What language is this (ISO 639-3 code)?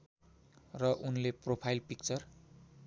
nep